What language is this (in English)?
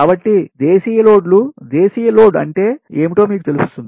Telugu